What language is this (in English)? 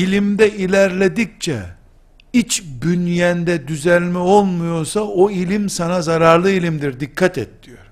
Turkish